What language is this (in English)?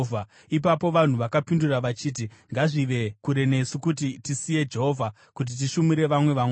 Shona